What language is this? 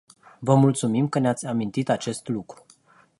Romanian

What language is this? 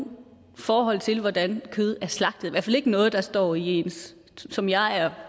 Danish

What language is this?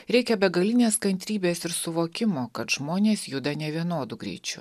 Lithuanian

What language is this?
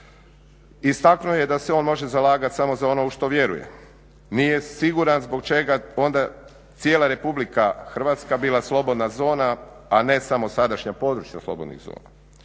Croatian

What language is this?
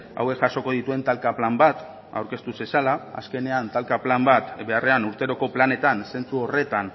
Basque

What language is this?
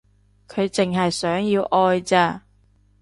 Cantonese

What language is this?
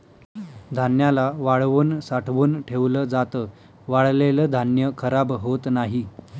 Marathi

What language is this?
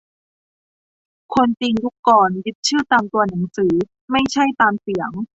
Thai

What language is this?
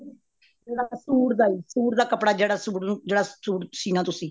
Punjabi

